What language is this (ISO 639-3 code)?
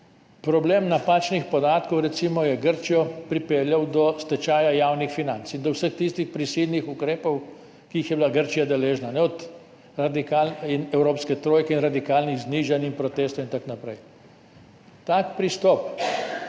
slv